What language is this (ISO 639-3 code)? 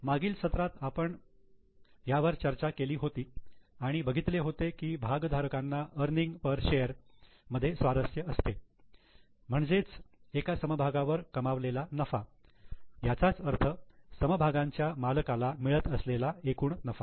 mar